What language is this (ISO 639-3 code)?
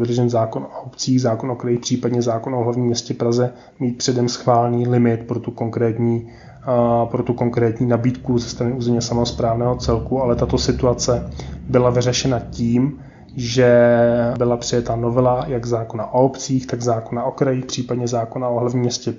ces